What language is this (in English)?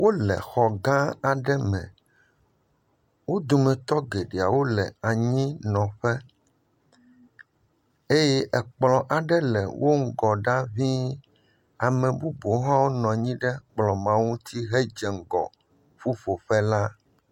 Ewe